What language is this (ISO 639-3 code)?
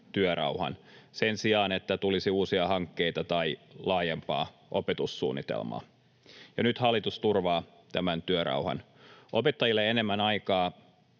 fin